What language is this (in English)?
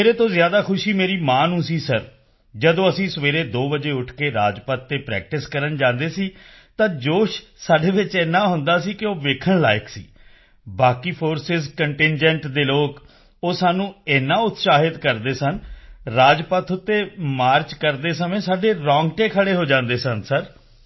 Punjabi